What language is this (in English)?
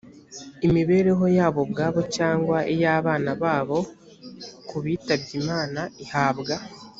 Kinyarwanda